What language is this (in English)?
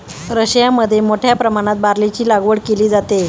Marathi